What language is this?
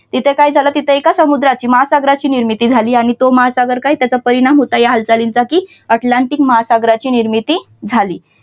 Marathi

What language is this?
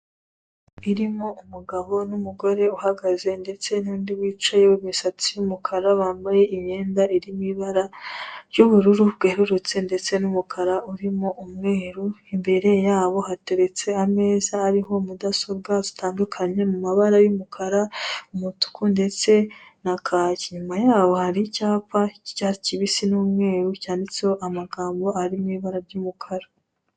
Kinyarwanda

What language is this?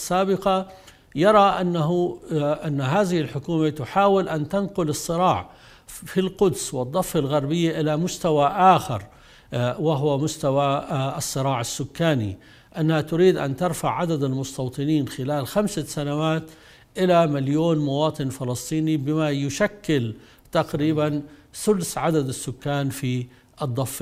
Arabic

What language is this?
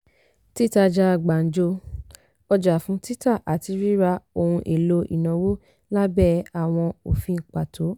Yoruba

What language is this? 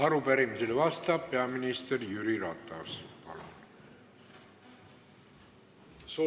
Estonian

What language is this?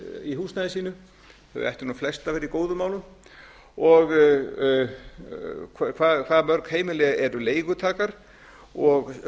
Icelandic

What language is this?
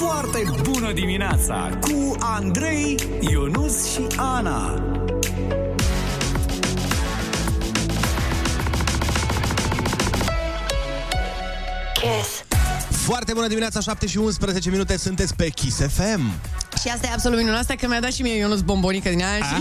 Romanian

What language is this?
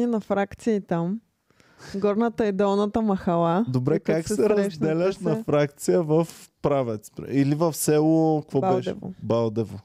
Bulgarian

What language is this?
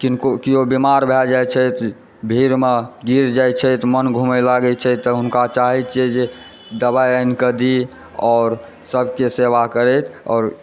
Maithili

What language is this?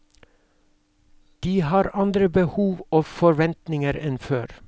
Norwegian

